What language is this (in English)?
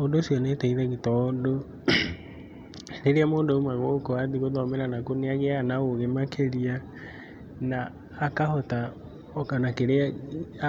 Kikuyu